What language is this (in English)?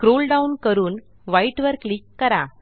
Marathi